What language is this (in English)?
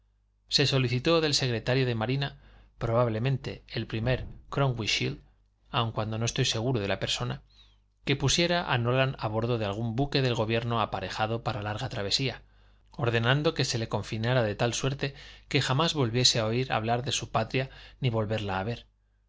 Spanish